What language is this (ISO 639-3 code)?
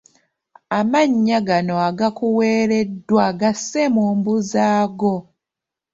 lug